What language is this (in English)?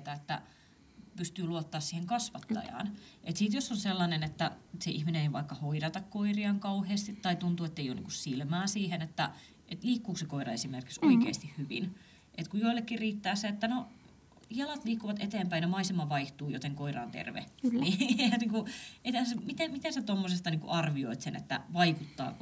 Finnish